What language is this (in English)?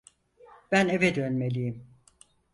Turkish